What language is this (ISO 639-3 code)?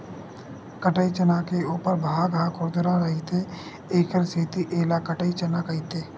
hne